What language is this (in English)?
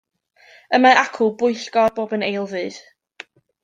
Welsh